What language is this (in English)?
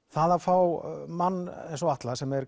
Icelandic